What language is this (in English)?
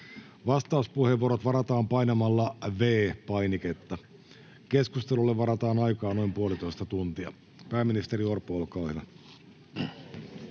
Finnish